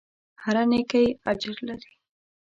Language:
Pashto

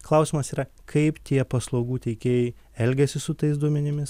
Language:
Lithuanian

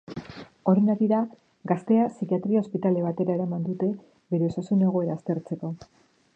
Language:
Basque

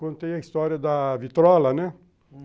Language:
Portuguese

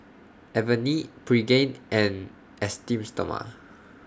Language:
English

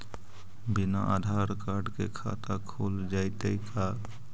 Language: Magahi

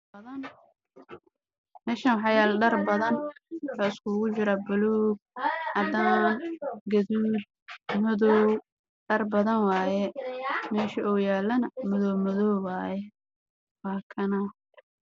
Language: Somali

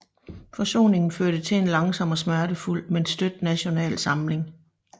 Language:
Danish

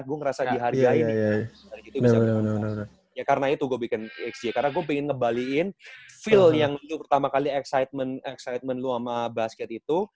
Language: Indonesian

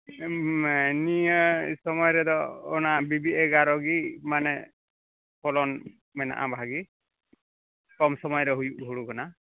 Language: Santali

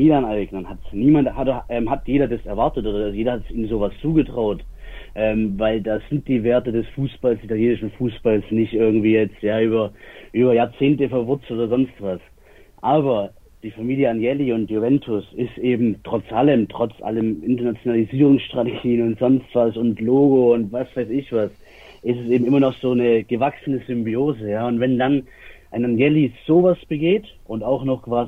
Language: German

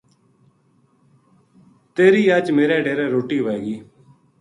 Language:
Gujari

